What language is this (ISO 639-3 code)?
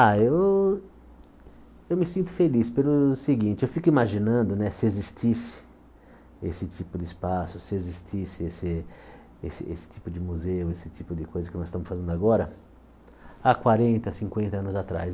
por